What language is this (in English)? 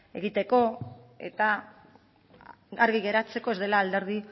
Basque